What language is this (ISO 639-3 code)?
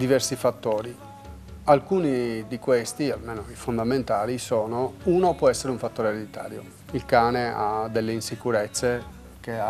ita